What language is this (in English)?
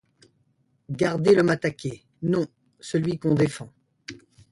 French